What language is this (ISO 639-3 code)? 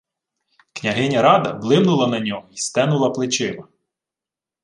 ukr